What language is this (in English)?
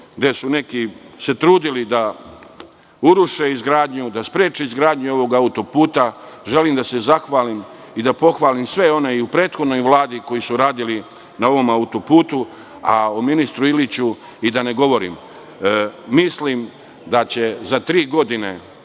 Serbian